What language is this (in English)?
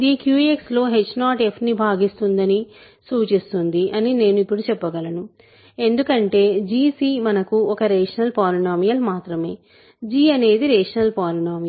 Telugu